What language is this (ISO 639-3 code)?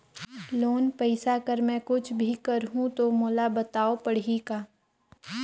hne